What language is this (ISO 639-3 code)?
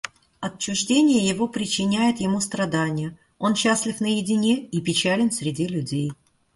rus